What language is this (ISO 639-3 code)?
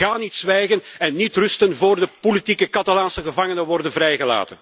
nld